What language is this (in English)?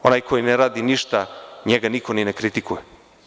Serbian